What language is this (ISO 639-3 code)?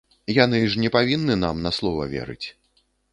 bel